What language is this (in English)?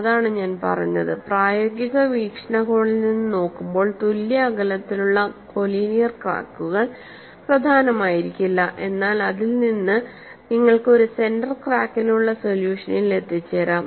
Malayalam